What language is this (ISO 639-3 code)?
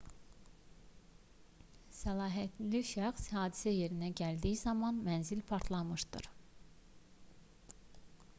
aze